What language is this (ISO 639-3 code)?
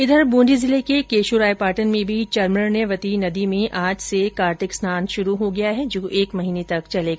hin